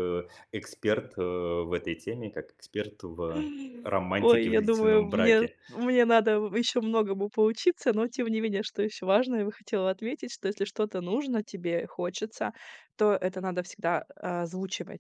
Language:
Russian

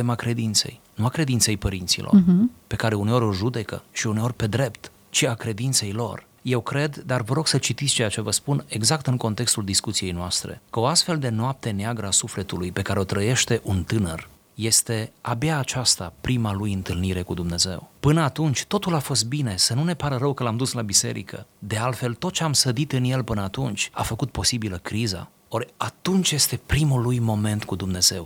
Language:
Romanian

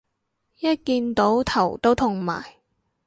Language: Cantonese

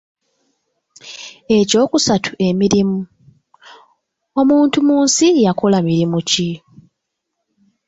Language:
Ganda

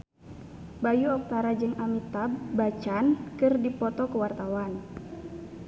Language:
Sundanese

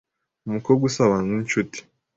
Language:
Kinyarwanda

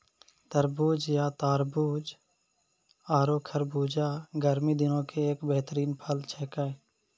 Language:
Maithili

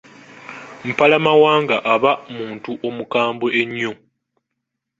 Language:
Ganda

